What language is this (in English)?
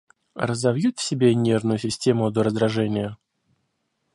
Russian